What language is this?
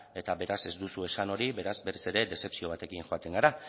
Basque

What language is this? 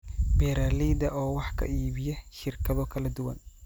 Somali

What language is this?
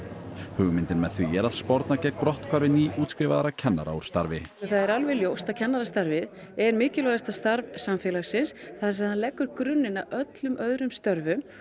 Icelandic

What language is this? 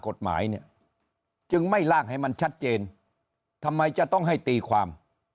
Thai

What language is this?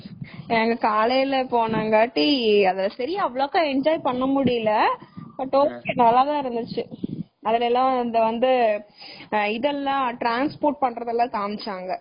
Tamil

